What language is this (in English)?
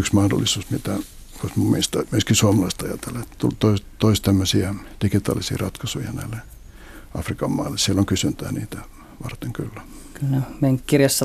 Finnish